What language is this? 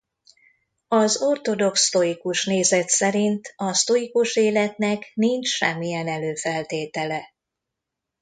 Hungarian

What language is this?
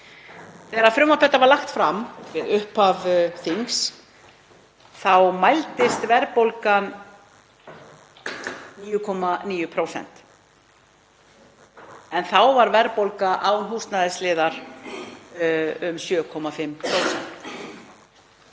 Icelandic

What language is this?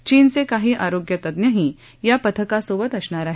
Marathi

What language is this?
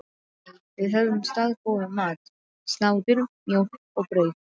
Icelandic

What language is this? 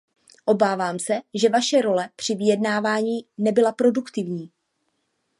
Czech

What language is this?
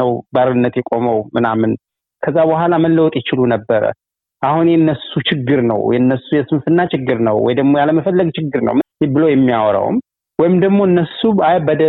Amharic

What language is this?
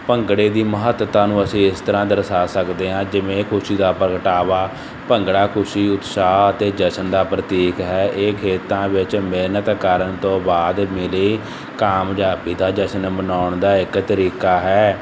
Punjabi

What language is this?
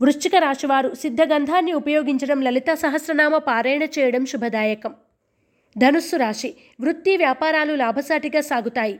Telugu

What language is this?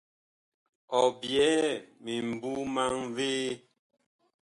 Bakoko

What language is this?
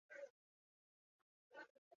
Chinese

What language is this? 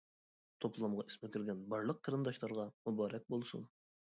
Uyghur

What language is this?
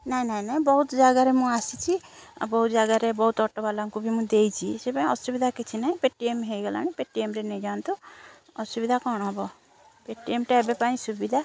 Odia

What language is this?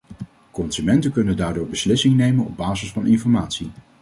Dutch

